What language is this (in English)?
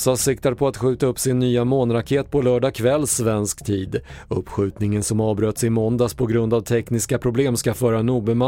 Swedish